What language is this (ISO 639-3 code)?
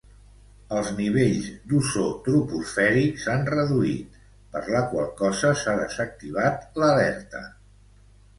cat